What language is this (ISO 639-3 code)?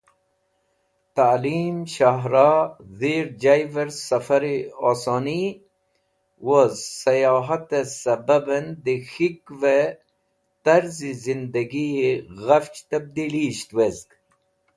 wbl